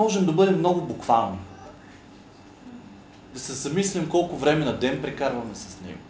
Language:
Bulgarian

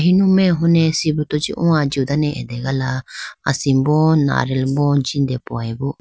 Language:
Idu-Mishmi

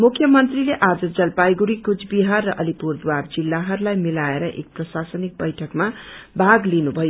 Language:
Nepali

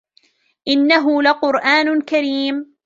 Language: Arabic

